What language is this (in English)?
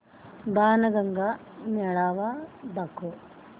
Marathi